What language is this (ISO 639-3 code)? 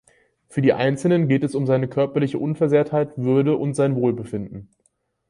deu